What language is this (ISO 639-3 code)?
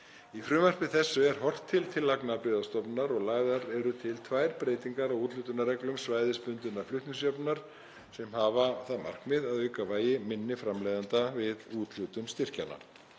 isl